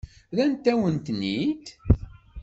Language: Kabyle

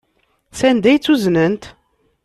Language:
Kabyle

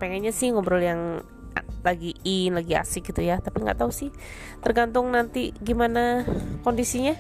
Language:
Indonesian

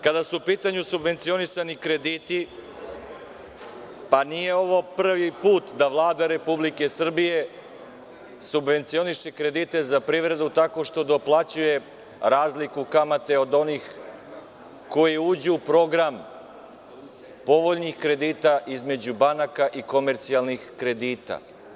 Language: Serbian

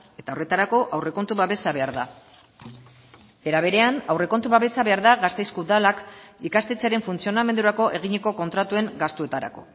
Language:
Basque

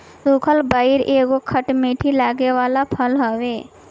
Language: Bhojpuri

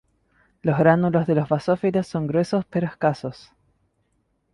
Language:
Spanish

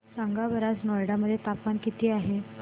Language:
Marathi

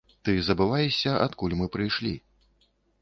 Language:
Belarusian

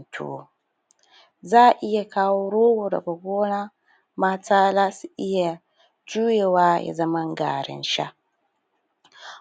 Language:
Hausa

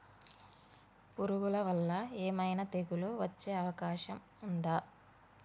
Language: Telugu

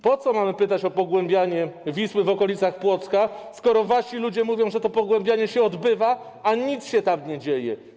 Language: Polish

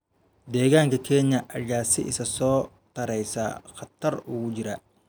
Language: Somali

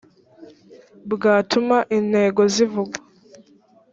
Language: Kinyarwanda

